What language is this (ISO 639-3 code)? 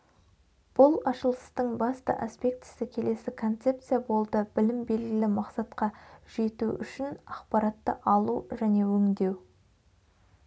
kaz